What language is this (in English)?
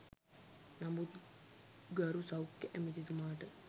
Sinhala